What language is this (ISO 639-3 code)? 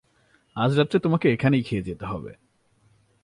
ben